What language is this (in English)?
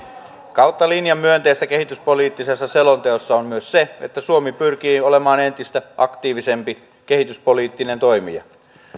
Finnish